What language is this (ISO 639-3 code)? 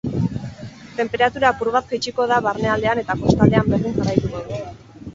eus